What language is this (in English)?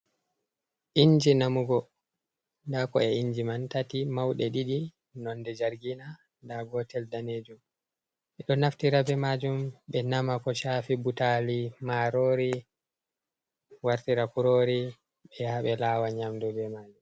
Fula